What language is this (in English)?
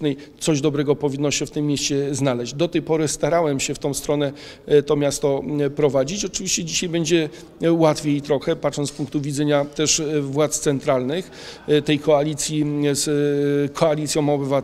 Polish